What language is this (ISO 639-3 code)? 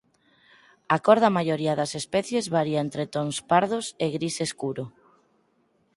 glg